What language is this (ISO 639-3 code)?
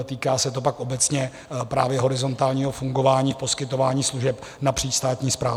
ces